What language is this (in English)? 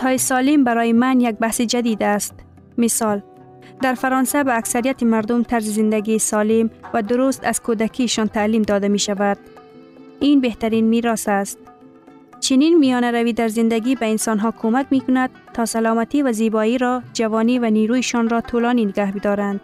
Persian